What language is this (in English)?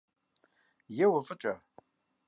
Kabardian